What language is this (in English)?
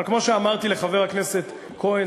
Hebrew